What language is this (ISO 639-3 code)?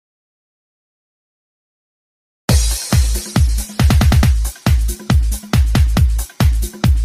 pol